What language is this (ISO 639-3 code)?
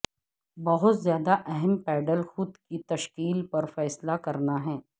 urd